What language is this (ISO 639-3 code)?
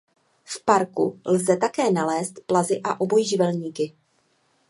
ces